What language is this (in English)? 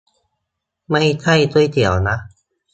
Thai